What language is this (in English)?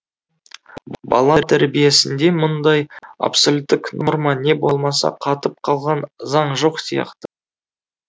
Kazakh